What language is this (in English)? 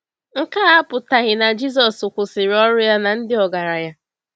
Igbo